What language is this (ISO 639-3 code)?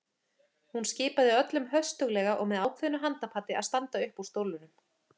isl